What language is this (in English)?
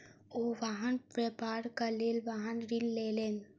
Maithili